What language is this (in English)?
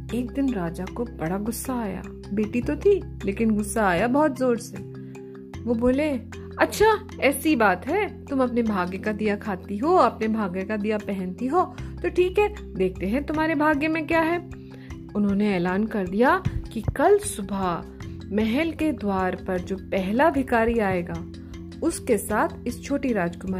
Hindi